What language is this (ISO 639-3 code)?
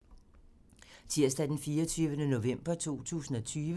dan